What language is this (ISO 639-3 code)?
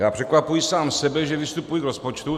ces